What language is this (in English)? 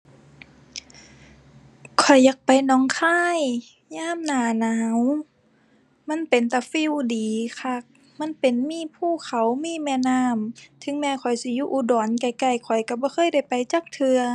Thai